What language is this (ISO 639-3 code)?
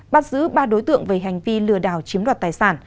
vie